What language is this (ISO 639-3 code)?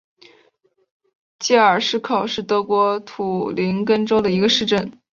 zho